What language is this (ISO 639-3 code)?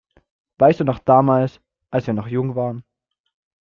deu